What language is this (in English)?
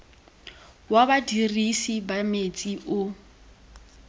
Tswana